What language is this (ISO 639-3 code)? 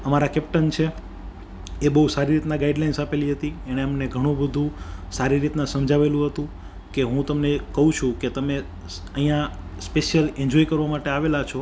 guj